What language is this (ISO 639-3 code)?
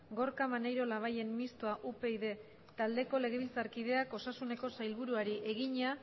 eus